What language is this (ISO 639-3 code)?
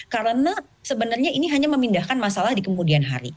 ind